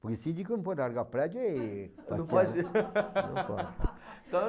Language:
Portuguese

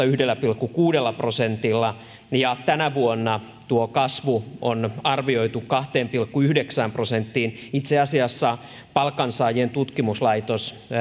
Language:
Finnish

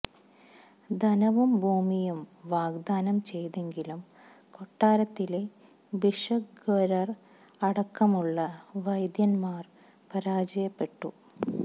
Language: Malayalam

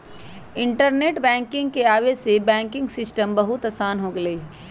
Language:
Magahi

